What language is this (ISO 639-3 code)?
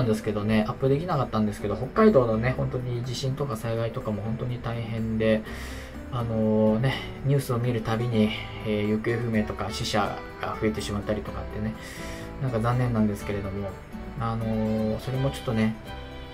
jpn